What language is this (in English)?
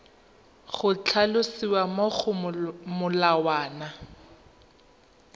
Tswana